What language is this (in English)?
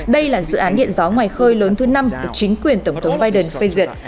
Vietnamese